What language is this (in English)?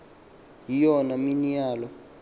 Xhosa